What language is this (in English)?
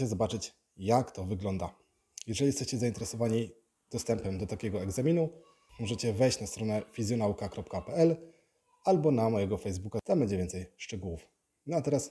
Polish